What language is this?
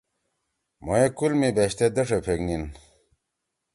Torwali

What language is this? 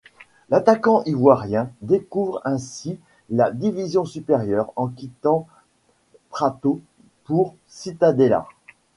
French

